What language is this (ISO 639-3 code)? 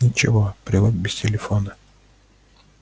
rus